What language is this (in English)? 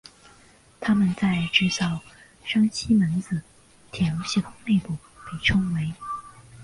Chinese